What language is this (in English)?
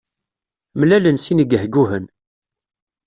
Kabyle